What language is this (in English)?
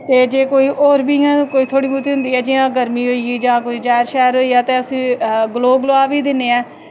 Dogri